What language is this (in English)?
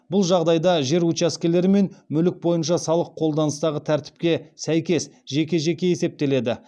Kazakh